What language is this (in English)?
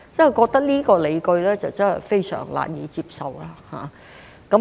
Cantonese